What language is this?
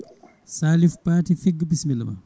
Fula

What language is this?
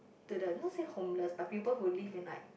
English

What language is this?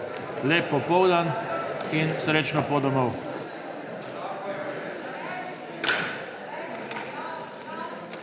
Slovenian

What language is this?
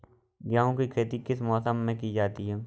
Hindi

